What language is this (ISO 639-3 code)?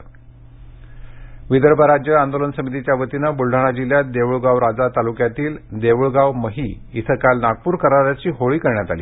mar